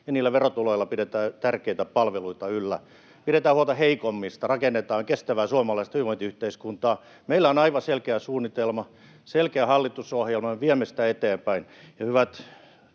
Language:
Finnish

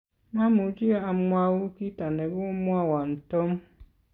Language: Kalenjin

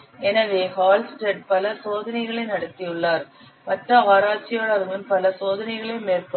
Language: Tamil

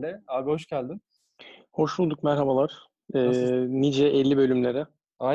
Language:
Turkish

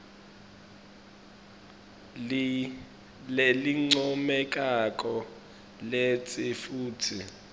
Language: Swati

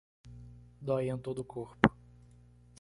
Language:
Portuguese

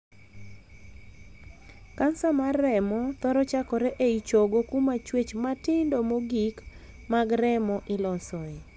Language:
Luo (Kenya and Tanzania)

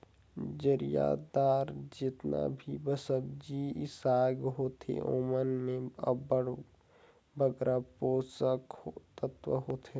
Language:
Chhattisgarhi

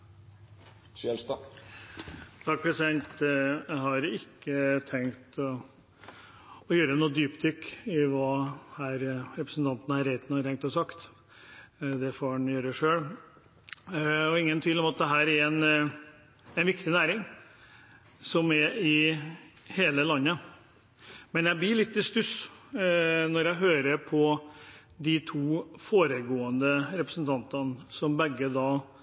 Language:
Norwegian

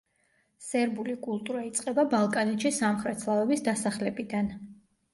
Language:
Georgian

